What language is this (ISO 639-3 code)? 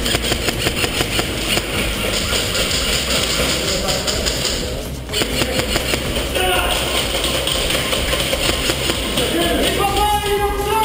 pol